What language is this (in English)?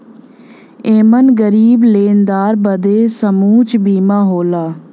Bhojpuri